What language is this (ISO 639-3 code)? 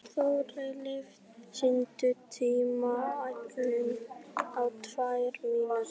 isl